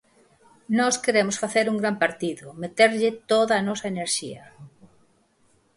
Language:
Galician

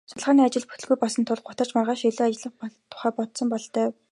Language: Mongolian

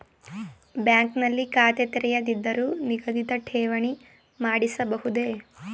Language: Kannada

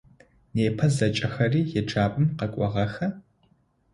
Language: Adyghe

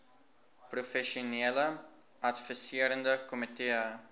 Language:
Afrikaans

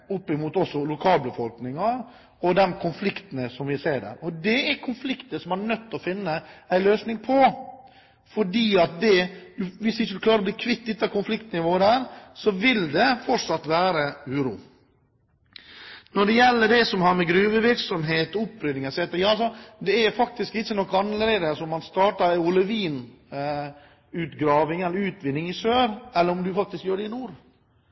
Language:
Norwegian Bokmål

